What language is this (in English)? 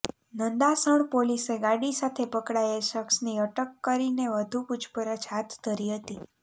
Gujarati